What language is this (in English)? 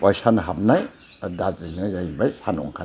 Bodo